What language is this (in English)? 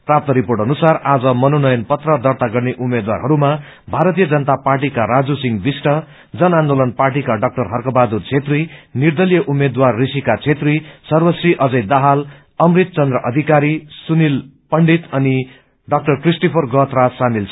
Nepali